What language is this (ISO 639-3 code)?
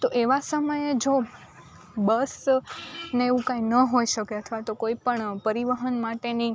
guj